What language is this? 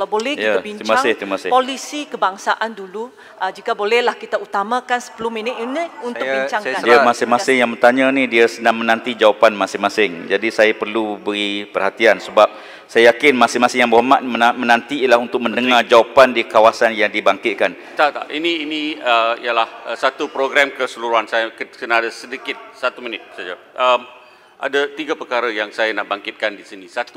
Malay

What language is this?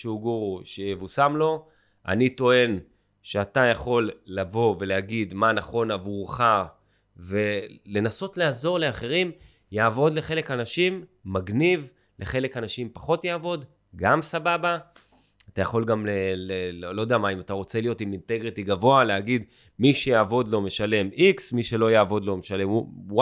Hebrew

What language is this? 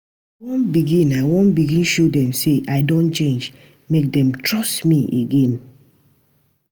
Nigerian Pidgin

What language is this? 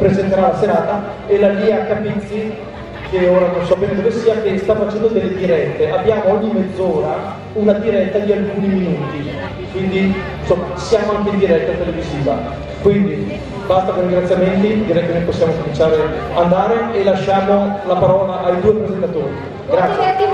Italian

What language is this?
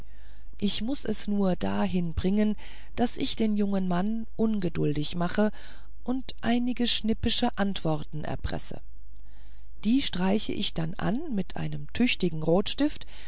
German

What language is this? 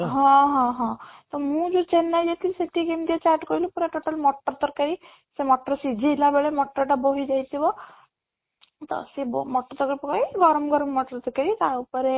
Odia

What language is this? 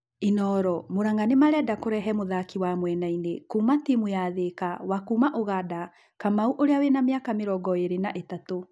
Kikuyu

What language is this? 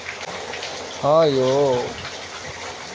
Maithili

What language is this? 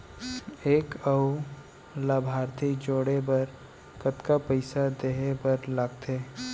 Chhattisgarhi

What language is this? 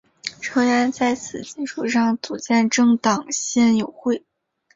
Chinese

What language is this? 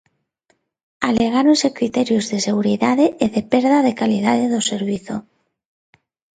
Galician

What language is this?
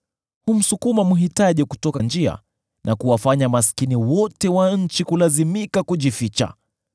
Swahili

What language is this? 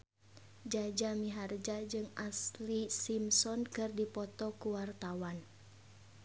Sundanese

